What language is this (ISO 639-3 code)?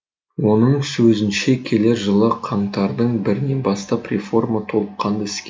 kaz